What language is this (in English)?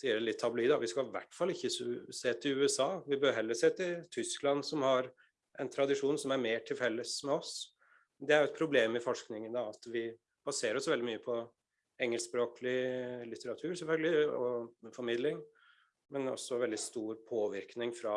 Norwegian